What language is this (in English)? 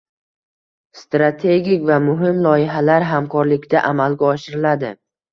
Uzbek